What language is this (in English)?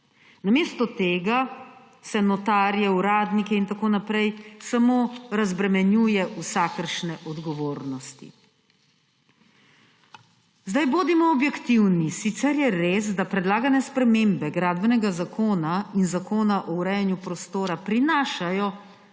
Slovenian